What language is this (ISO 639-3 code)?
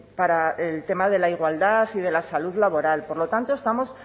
spa